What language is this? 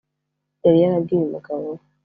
Kinyarwanda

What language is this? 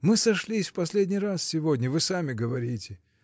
Russian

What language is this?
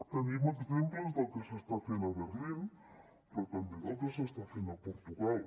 Catalan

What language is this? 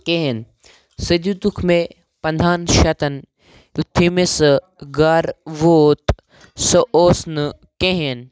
Kashmiri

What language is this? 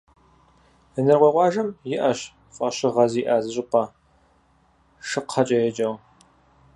Kabardian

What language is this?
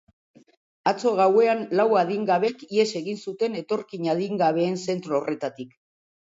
Basque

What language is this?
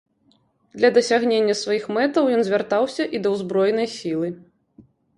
Belarusian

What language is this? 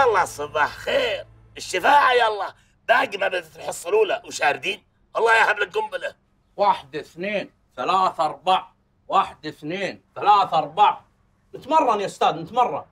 Arabic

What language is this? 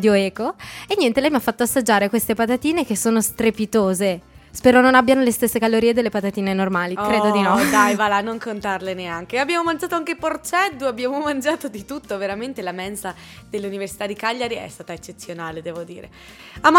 Italian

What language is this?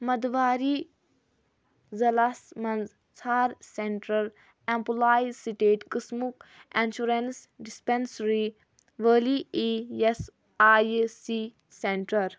Kashmiri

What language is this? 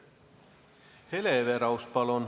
Estonian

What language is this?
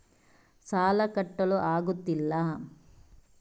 Kannada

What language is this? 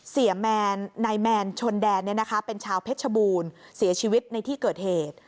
Thai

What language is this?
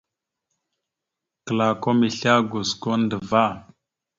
Mada (Cameroon)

